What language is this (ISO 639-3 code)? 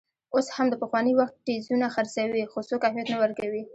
pus